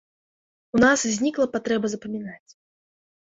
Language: Belarusian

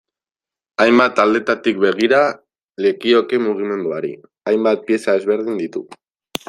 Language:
Basque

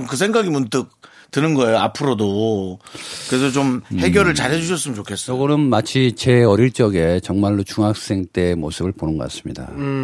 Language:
Korean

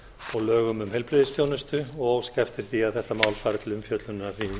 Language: Icelandic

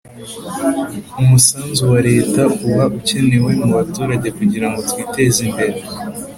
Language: Kinyarwanda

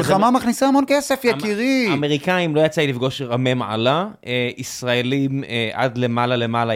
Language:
Hebrew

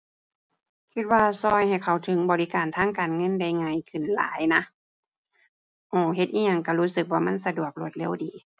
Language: Thai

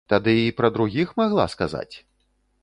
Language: Belarusian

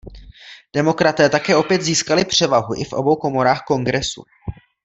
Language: Czech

